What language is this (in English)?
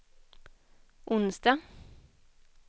Swedish